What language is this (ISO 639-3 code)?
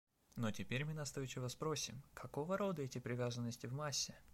rus